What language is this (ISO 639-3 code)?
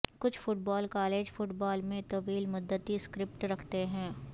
urd